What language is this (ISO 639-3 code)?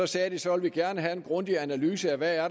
dan